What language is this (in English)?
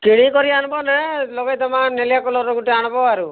Odia